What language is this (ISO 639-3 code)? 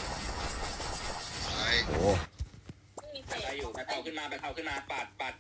tha